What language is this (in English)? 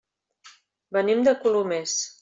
Catalan